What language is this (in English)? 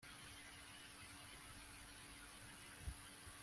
Kinyarwanda